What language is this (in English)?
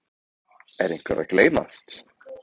Icelandic